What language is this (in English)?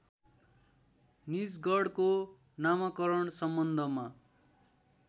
Nepali